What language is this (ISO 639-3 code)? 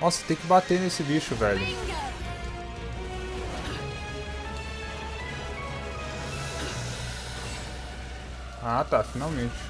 por